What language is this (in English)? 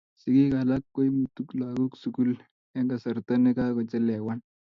Kalenjin